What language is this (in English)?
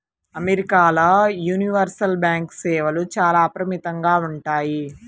Telugu